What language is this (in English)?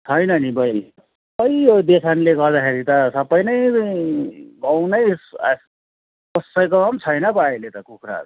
Nepali